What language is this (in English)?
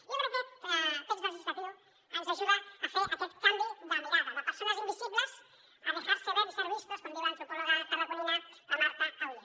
Catalan